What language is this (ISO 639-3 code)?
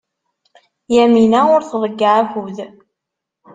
kab